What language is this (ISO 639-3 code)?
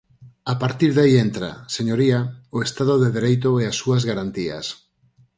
glg